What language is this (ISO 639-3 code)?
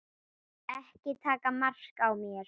isl